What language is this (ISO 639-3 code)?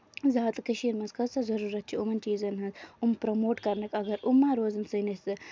kas